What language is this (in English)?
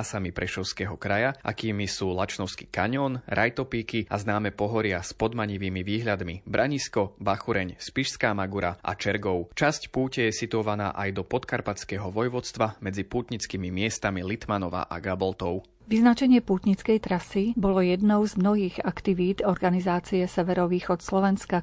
Slovak